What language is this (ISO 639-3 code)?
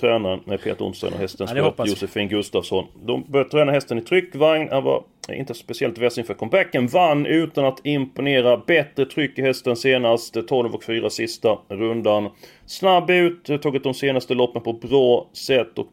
swe